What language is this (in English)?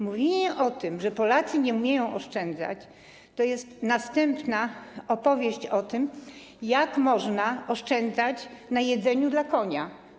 Polish